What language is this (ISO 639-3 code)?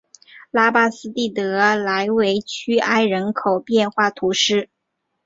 zho